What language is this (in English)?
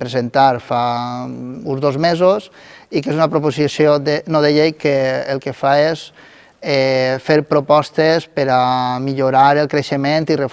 Catalan